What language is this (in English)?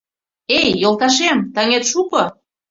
Mari